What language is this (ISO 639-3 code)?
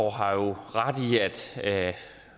dan